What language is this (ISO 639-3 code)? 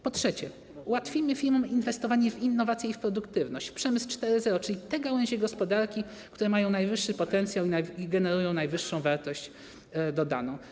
pol